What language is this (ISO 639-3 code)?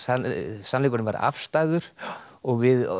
isl